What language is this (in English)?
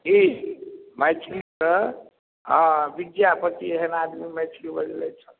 Maithili